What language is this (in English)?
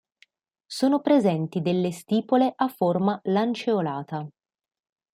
Italian